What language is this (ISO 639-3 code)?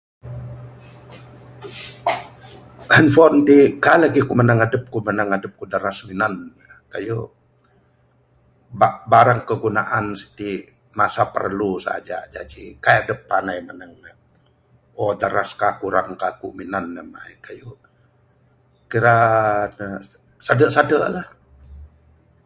sdo